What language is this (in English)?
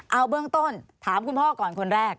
Thai